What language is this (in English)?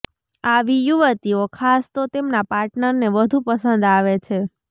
Gujarati